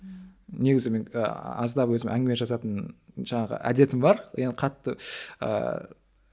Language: Kazakh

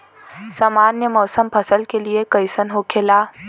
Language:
Bhojpuri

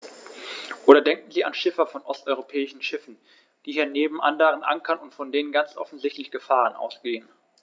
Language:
German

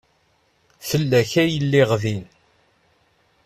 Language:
Kabyle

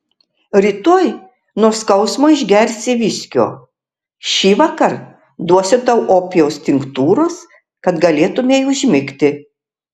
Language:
Lithuanian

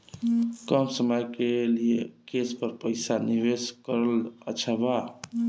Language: Bhojpuri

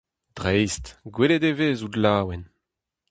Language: Breton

